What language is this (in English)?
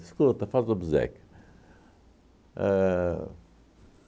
Portuguese